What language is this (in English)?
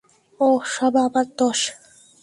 Bangla